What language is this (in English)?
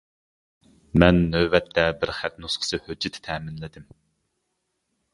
Uyghur